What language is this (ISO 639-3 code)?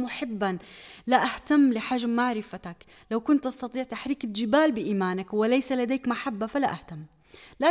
ara